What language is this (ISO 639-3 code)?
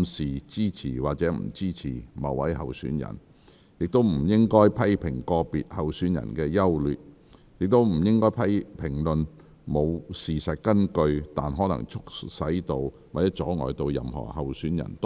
yue